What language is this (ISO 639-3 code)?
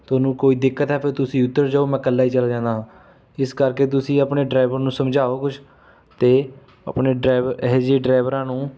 pan